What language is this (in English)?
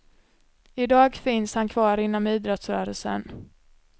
Swedish